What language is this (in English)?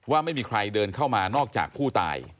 Thai